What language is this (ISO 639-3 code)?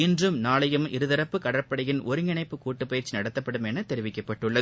tam